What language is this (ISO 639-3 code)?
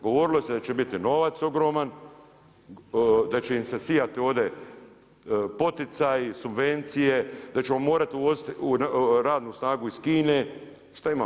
hrv